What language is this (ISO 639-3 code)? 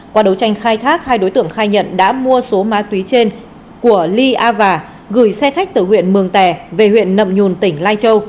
vie